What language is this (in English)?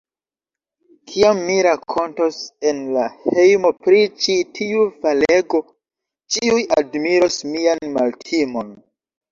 Esperanto